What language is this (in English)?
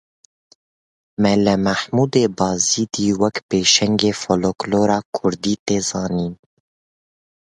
Kurdish